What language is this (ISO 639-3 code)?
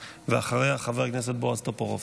heb